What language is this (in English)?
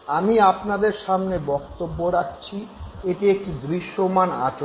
Bangla